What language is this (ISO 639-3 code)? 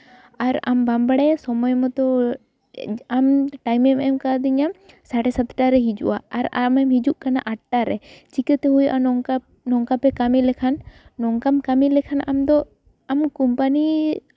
sat